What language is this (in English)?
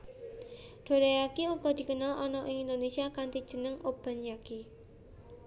Javanese